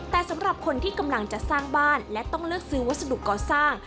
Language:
Thai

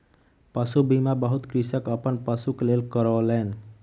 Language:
Maithili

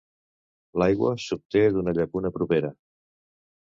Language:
Catalan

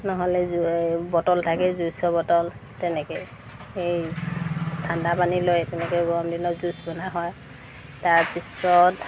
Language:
Assamese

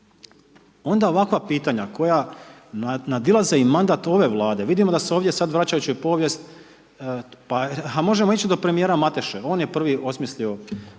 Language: Croatian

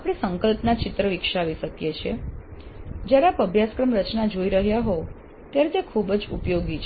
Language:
Gujarati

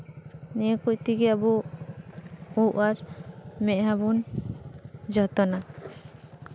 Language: Santali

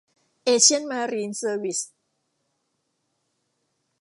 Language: Thai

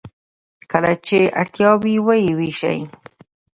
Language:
Pashto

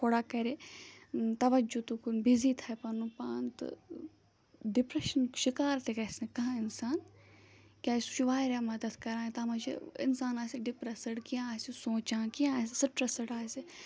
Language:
Kashmiri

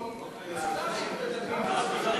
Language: Hebrew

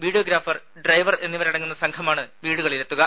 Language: Malayalam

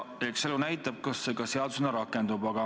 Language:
Estonian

